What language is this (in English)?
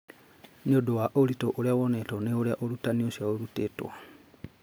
Kikuyu